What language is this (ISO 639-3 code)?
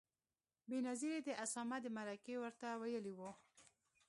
pus